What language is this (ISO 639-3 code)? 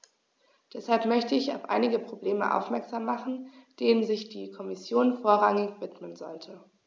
deu